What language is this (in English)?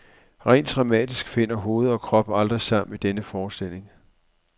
Danish